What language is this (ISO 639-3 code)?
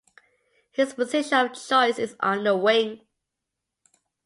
eng